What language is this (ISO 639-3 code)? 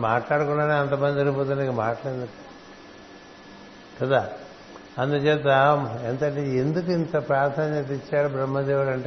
tel